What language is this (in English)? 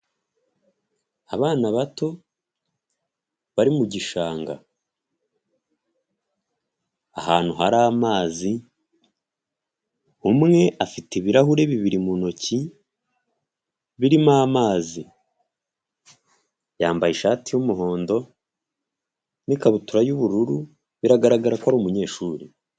Kinyarwanda